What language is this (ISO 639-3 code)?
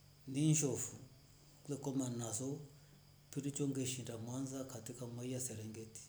rof